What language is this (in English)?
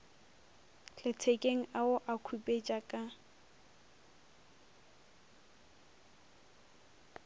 Northern Sotho